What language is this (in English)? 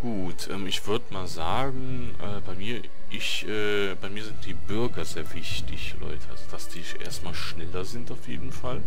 German